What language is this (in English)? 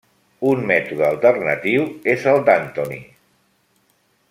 Catalan